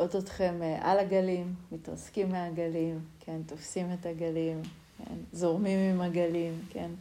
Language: Hebrew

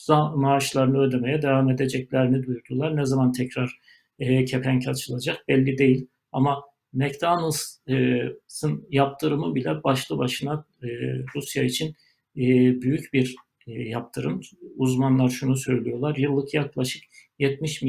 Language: Turkish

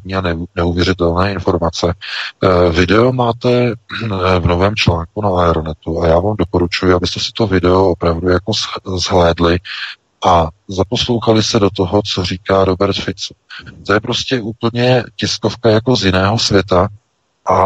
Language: Czech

